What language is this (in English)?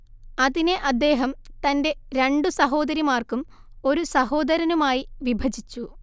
Malayalam